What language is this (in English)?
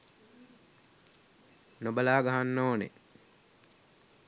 Sinhala